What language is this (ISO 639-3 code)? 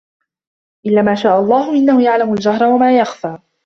ara